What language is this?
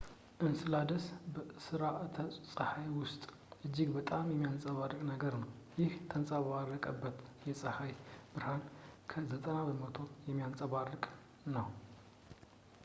Amharic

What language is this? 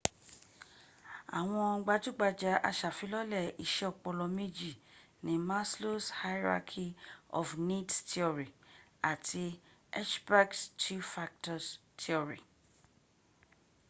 Yoruba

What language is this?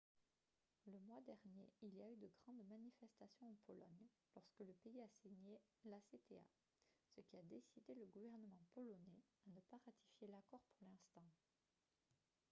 French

